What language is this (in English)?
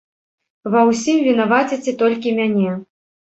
Belarusian